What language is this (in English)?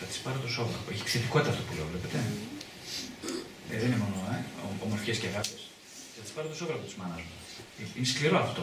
Greek